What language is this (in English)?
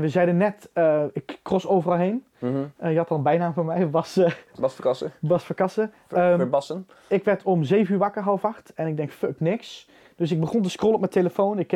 Dutch